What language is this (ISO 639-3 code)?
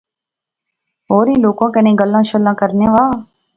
phr